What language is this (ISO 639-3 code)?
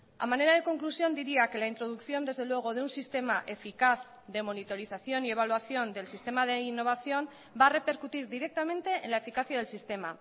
spa